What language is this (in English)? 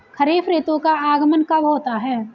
Hindi